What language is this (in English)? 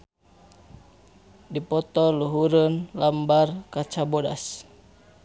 Sundanese